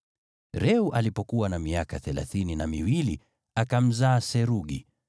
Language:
Swahili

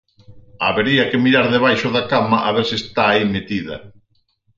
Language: Galician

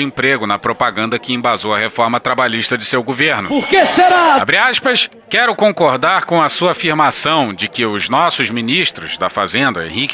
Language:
Portuguese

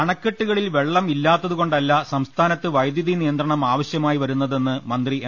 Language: Malayalam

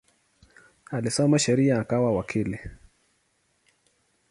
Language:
Swahili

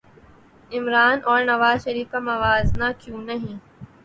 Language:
Urdu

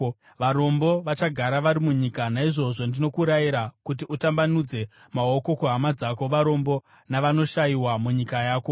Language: Shona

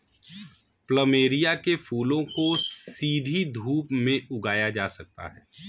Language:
Hindi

